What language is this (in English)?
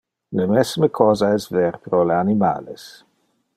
Interlingua